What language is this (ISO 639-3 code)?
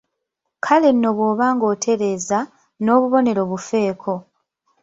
lug